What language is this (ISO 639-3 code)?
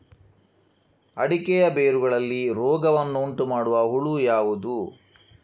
kan